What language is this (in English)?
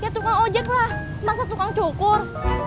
Indonesian